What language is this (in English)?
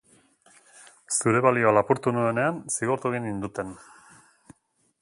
Basque